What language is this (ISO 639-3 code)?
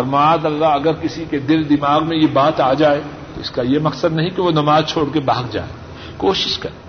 urd